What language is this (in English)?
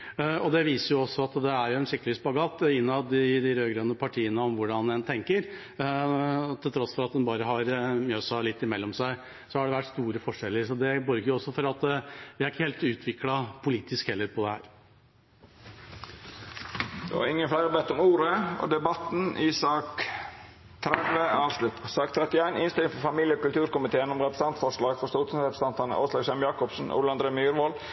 Norwegian